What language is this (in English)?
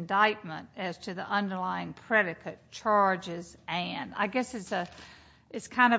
English